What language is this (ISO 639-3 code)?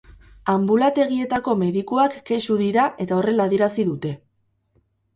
eus